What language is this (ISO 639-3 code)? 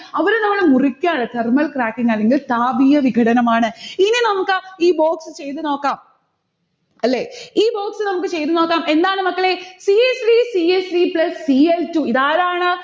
mal